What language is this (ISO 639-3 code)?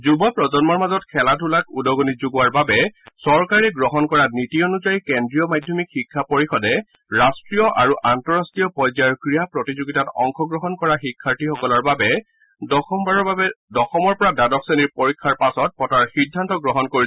asm